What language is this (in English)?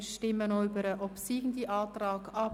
Swiss German